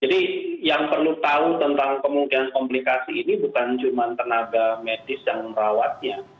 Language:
Indonesian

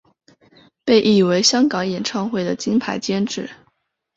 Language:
Chinese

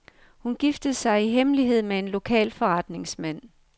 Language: Danish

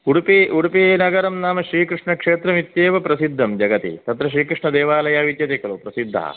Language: Sanskrit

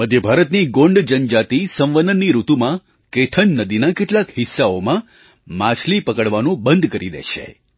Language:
Gujarati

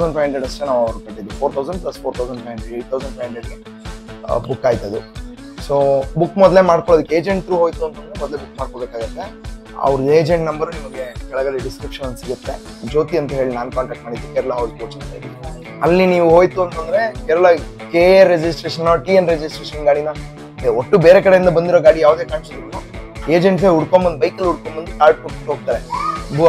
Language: Kannada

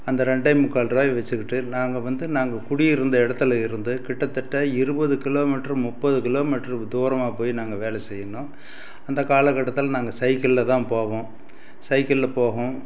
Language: Tamil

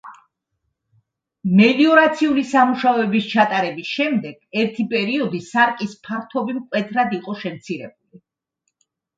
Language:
Georgian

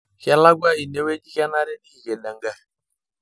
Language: Masai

